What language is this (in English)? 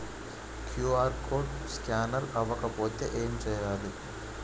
Telugu